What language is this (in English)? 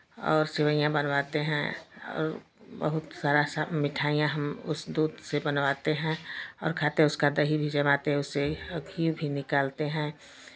Hindi